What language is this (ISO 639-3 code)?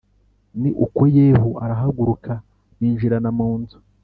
kin